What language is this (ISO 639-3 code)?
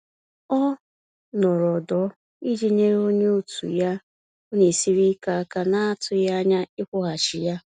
ibo